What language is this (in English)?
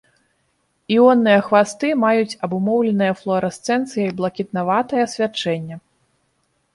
Belarusian